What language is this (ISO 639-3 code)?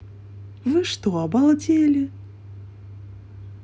rus